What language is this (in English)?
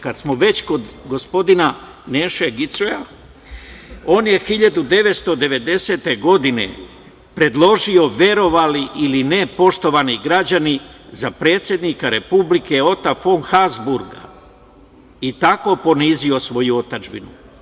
Serbian